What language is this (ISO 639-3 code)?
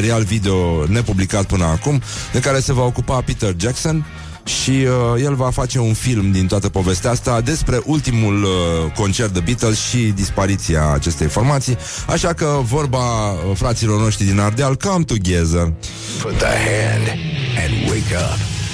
ron